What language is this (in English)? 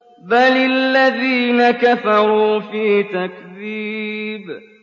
Arabic